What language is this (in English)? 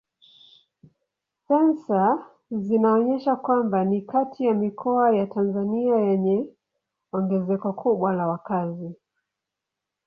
Swahili